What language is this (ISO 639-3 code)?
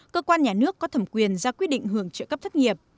vie